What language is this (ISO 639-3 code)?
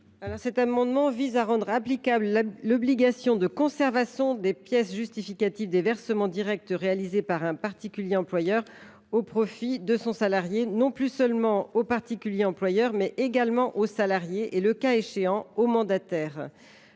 fra